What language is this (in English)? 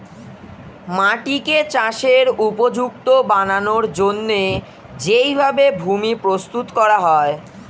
Bangla